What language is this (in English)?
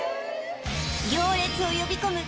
Japanese